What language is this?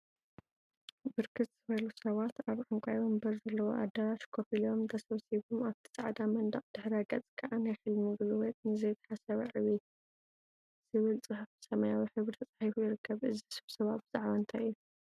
Tigrinya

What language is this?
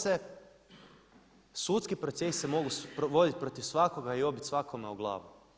Croatian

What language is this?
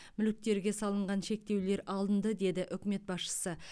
Kazakh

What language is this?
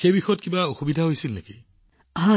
Assamese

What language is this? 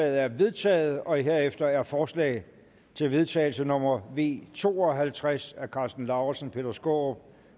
Danish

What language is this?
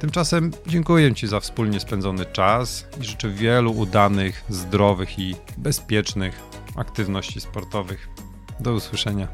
Polish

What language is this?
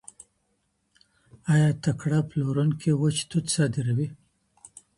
Pashto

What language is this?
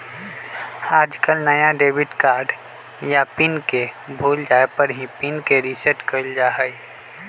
Magahi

